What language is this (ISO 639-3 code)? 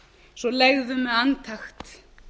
isl